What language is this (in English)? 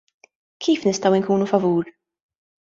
Maltese